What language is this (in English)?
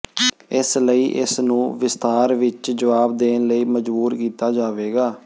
Punjabi